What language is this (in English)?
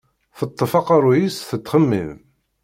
Kabyle